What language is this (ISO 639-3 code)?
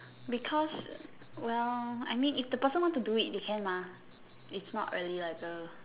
eng